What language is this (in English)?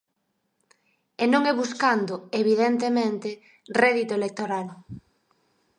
Galician